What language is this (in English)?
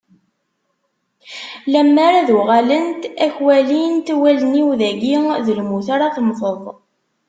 Kabyle